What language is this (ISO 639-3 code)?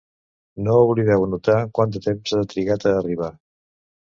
cat